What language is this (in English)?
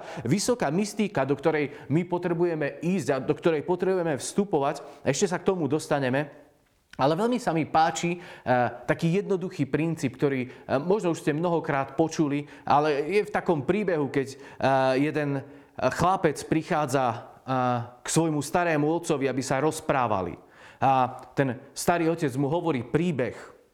Slovak